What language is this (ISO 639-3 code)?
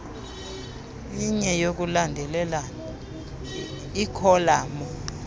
xho